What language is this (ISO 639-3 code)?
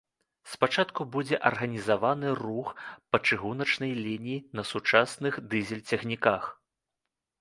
bel